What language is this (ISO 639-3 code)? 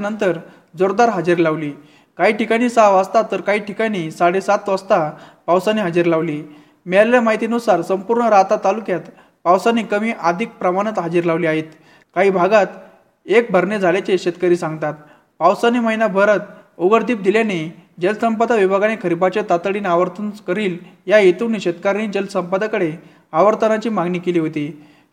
mar